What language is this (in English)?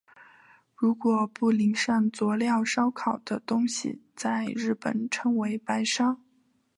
Chinese